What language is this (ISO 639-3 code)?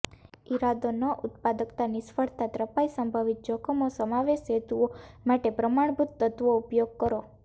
guj